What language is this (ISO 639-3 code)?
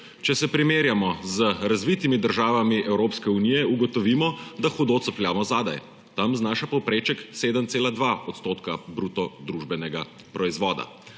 slv